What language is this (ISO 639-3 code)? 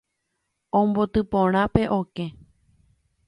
grn